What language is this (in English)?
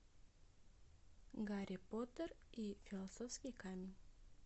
Russian